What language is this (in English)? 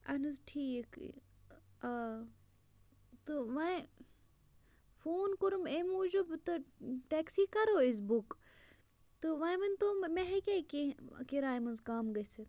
Kashmiri